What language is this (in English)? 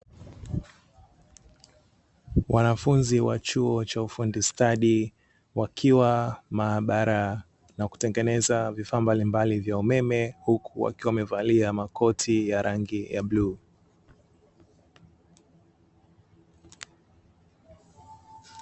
Swahili